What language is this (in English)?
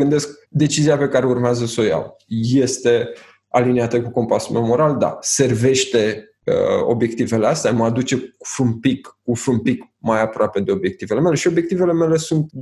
Romanian